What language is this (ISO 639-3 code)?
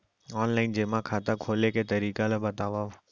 hne